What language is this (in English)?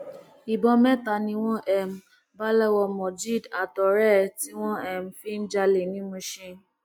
Yoruba